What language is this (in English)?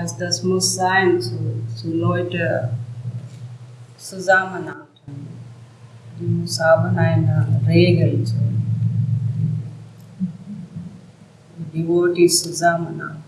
German